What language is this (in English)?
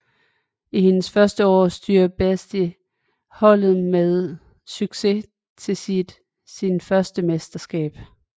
Danish